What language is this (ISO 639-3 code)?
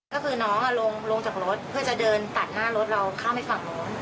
tha